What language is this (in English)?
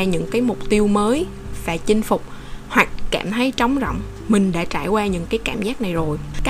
Vietnamese